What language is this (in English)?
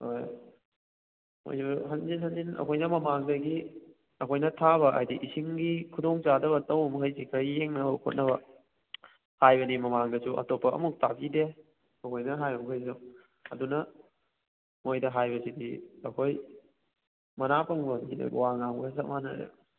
Manipuri